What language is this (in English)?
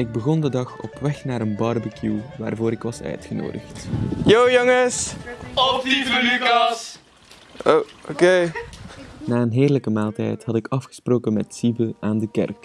Dutch